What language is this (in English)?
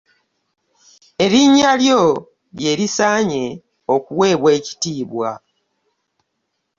Ganda